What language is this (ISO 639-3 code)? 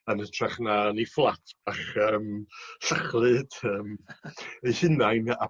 cym